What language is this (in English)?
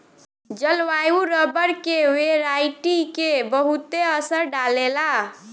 Bhojpuri